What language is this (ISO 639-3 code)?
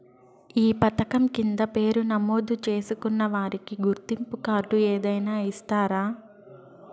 tel